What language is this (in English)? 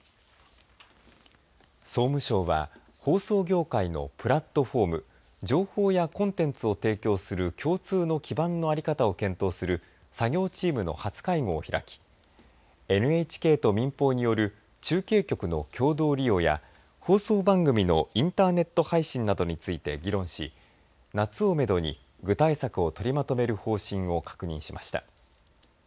Japanese